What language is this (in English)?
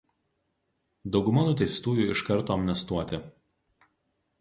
Lithuanian